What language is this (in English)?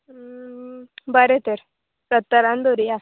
Konkani